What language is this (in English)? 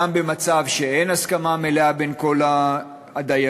Hebrew